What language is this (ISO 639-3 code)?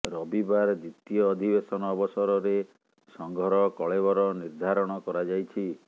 ori